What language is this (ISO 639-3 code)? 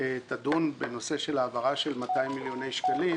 heb